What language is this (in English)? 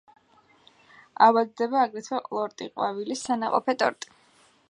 Georgian